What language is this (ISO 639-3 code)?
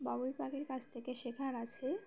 ben